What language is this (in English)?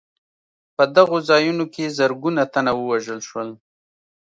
Pashto